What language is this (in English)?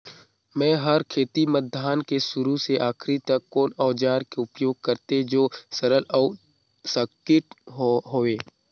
Chhattisgarhi